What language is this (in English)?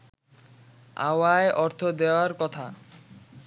Bangla